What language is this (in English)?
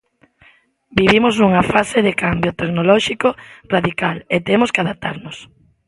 Galician